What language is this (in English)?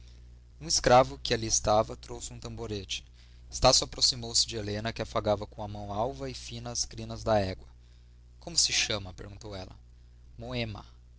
Portuguese